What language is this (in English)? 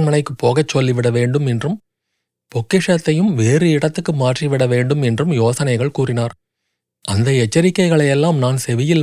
Tamil